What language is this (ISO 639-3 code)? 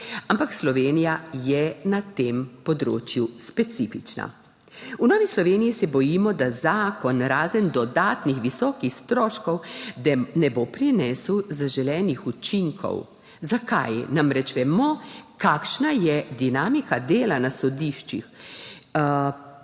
slv